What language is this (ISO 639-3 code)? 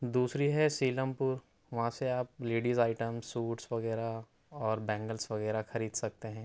urd